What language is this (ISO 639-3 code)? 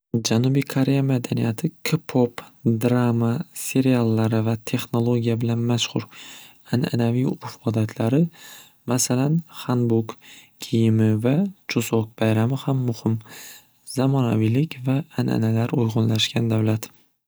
uzb